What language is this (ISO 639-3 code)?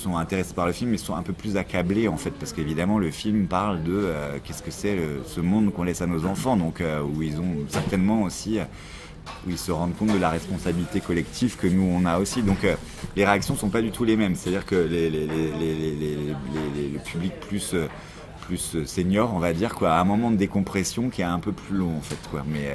fra